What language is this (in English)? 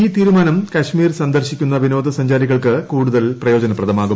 Malayalam